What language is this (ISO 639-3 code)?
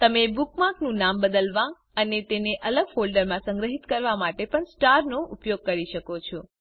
guj